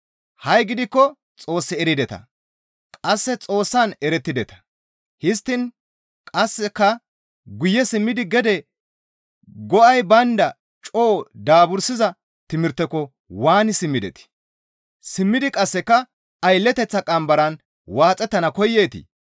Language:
Gamo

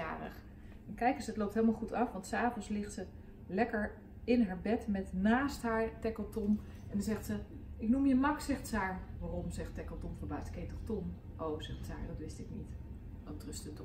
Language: Dutch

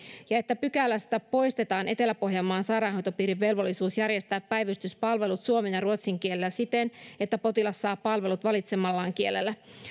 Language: Finnish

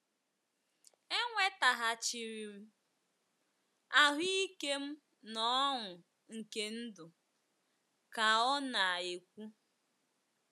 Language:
Igbo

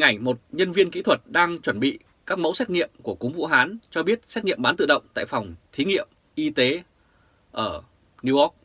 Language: Vietnamese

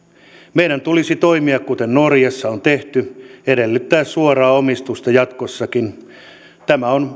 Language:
Finnish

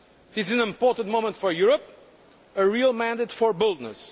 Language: English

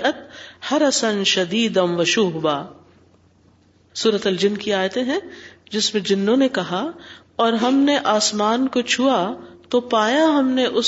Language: Urdu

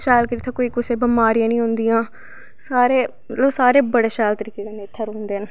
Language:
Dogri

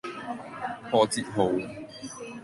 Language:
Cantonese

